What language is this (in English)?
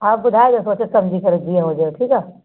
Sindhi